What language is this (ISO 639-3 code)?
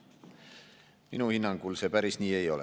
est